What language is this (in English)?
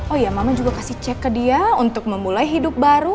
Indonesian